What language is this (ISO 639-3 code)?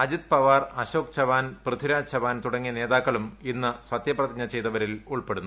mal